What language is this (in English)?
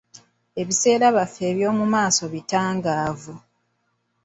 Ganda